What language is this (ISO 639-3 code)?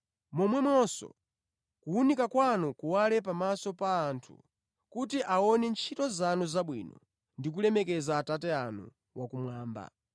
nya